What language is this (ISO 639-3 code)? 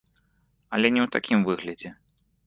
bel